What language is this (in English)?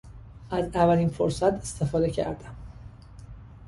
Persian